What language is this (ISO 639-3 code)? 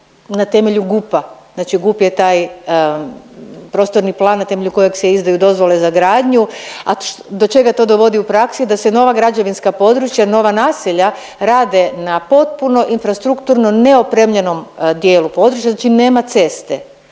hrv